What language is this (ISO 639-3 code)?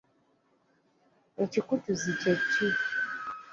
lug